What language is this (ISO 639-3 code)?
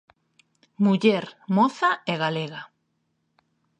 glg